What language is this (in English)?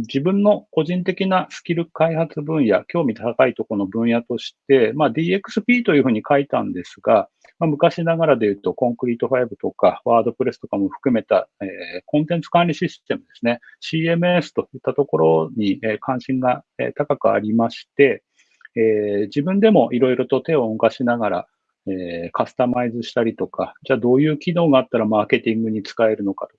Japanese